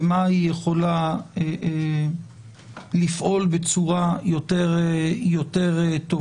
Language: Hebrew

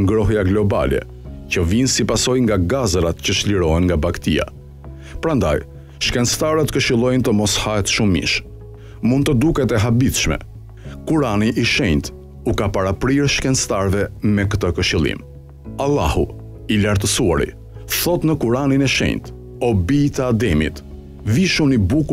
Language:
Portuguese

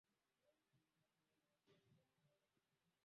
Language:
Swahili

